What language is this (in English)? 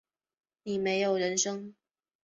Chinese